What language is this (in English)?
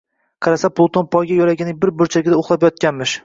Uzbek